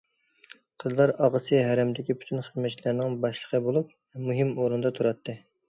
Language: Uyghur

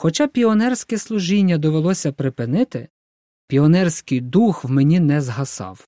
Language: Ukrainian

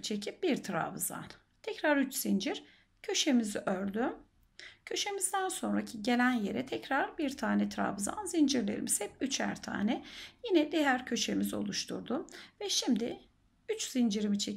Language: Turkish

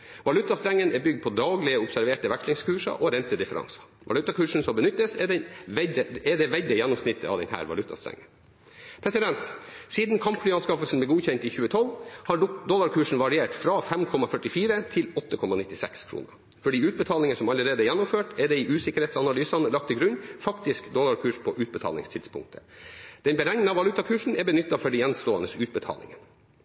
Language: Norwegian Bokmål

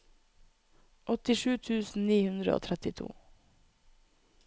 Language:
Norwegian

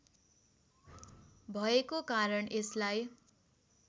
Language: Nepali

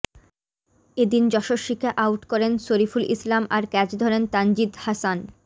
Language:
Bangla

